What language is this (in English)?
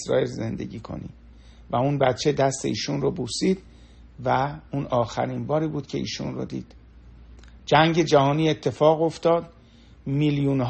Persian